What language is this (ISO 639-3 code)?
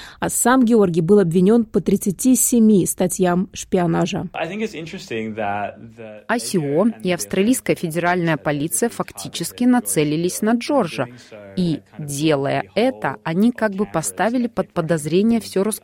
rus